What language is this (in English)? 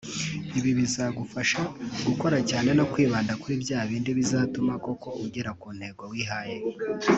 Kinyarwanda